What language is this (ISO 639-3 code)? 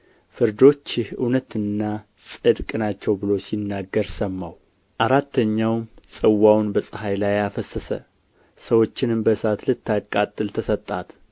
amh